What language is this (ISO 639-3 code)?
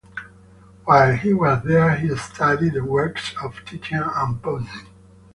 eng